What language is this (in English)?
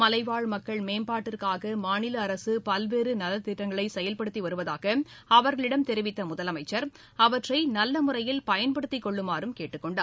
Tamil